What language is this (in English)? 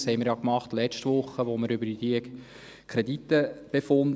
Swiss German